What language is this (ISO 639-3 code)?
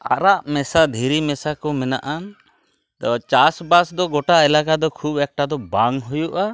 sat